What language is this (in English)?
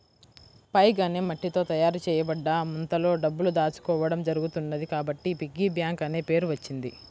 Telugu